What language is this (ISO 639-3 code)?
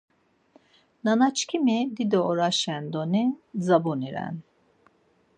lzz